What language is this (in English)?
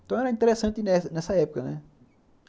Portuguese